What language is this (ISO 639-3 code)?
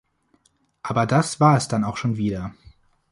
deu